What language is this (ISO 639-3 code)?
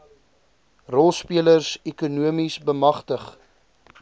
afr